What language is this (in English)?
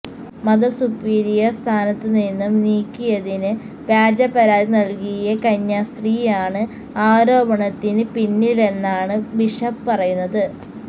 Malayalam